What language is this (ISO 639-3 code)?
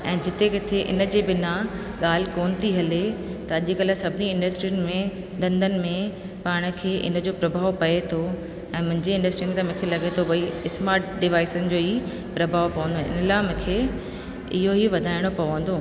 snd